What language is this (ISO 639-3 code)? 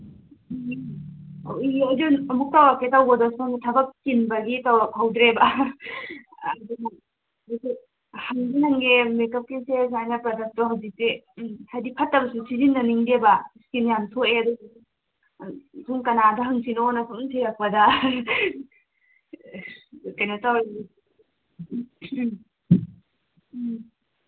mni